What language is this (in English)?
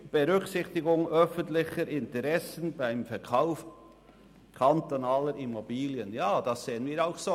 Swiss German